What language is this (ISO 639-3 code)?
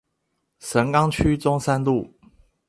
zho